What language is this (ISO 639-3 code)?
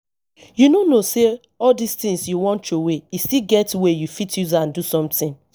pcm